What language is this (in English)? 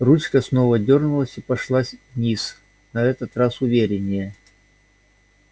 Russian